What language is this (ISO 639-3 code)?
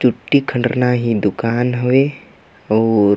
kru